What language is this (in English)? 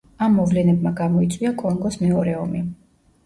Georgian